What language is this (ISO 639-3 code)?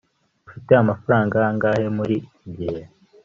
kin